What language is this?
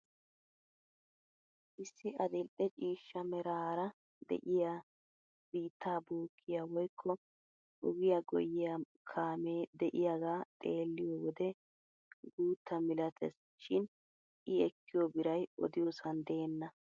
Wolaytta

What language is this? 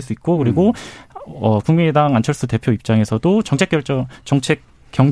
Korean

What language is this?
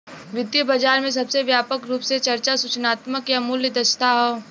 Bhojpuri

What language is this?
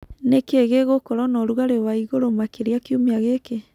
Kikuyu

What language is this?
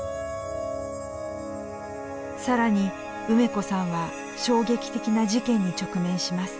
Japanese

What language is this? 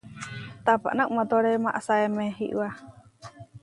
Huarijio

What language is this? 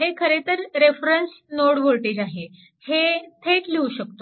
Marathi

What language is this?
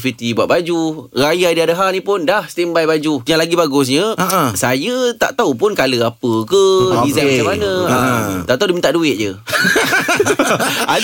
Malay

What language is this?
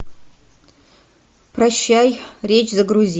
Russian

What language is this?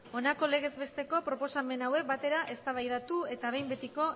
Basque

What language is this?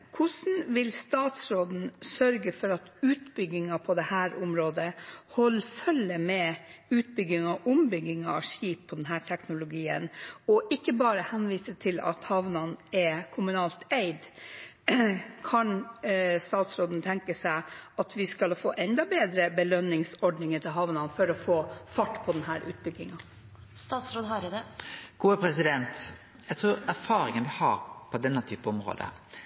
Norwegian Bokmål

